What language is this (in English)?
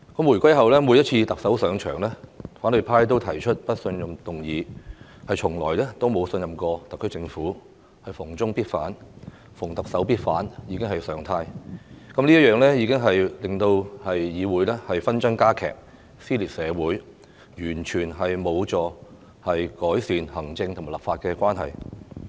Cantonese